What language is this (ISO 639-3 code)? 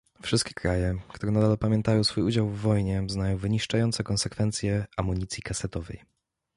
pol